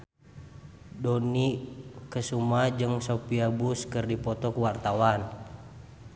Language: Sundanese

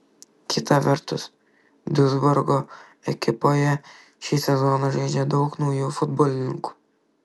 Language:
Lithuanian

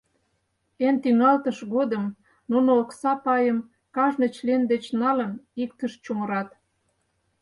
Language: Mari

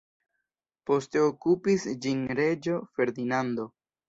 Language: Esperanto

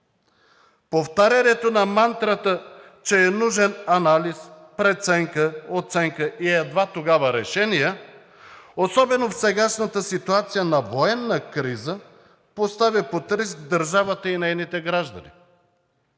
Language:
Bulgarian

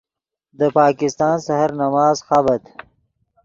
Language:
Yidgha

